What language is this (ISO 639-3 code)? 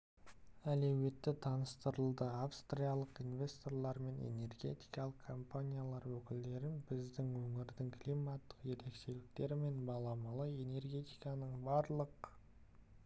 kaz